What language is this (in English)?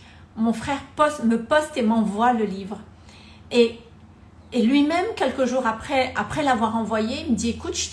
French